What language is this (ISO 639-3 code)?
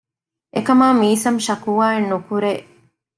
div